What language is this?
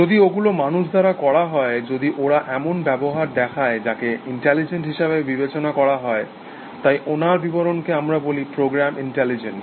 Bangla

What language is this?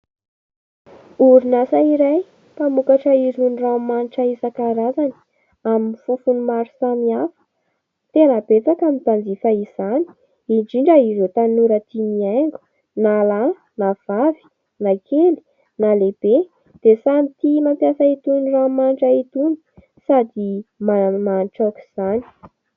Malagasy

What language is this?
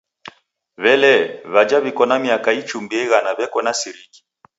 Taita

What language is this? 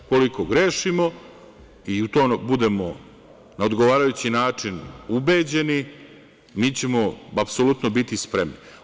Serbian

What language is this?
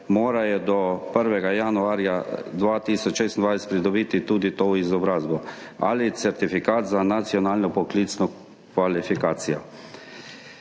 Slovenian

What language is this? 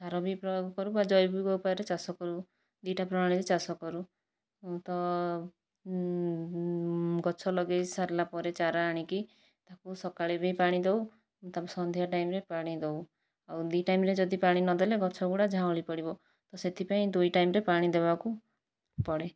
Odia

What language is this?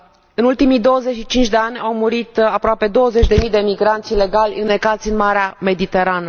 Romanian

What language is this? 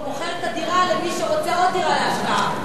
Hebrew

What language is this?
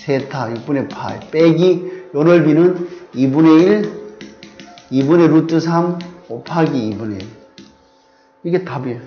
Korean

